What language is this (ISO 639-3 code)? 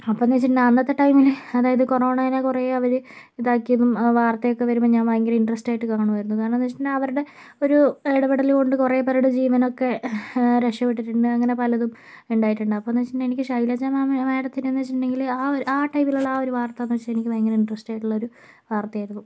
mal